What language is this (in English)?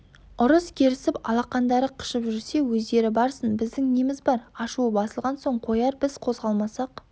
Kazakh